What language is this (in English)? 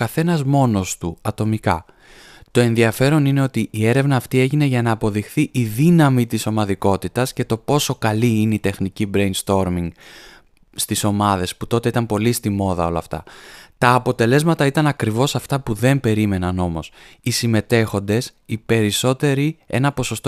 Greek